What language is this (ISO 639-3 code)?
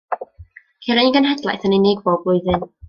cym